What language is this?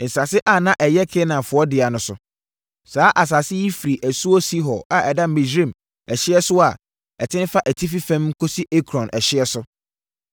Akan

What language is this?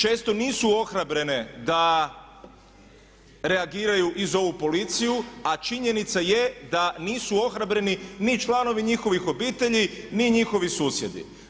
Croatian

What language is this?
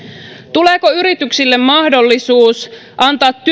Finnish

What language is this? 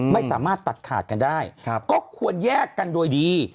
Thai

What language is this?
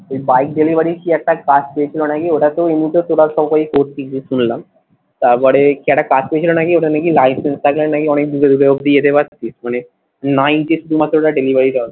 Bangla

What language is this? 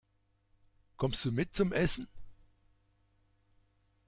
German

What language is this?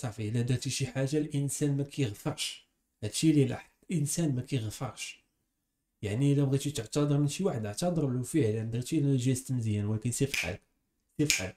Arabic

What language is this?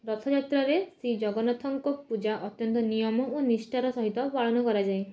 Odia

